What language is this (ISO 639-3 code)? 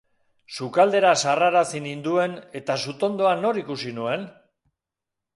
eus